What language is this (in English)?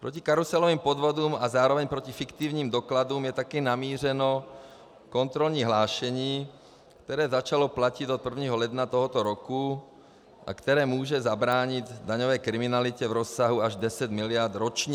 Czech